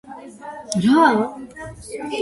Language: Georgian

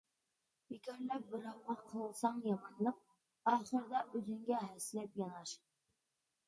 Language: Uyghur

